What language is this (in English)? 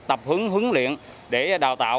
Vietnamese